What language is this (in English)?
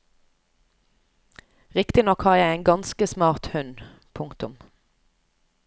Norwegian